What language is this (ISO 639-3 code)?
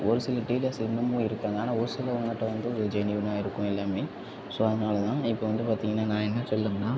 tam